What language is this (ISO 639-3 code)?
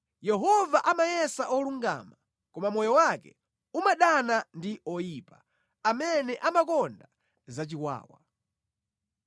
nya